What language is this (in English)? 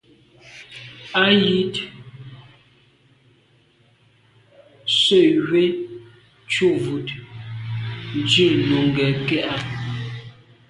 Medumba